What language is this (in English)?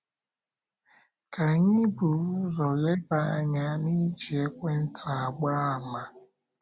Igbo